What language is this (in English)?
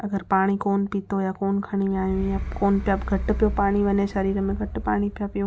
Sindhi